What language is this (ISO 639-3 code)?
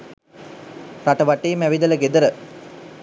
sin